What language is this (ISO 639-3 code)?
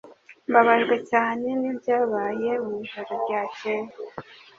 kin